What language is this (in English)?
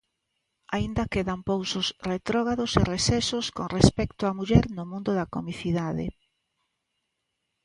Galician